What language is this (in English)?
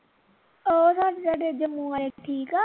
Punjabi